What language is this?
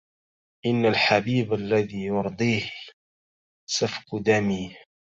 Arabic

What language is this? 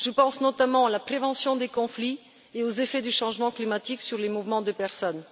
French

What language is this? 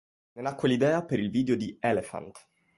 Italian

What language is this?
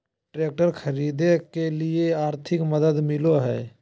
Magahi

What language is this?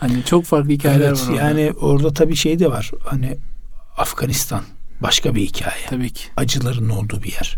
Turkish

